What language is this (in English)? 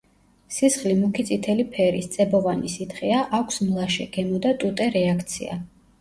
Georgian